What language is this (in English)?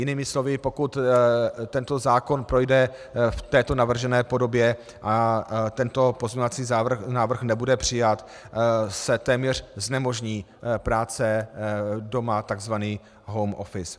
Czech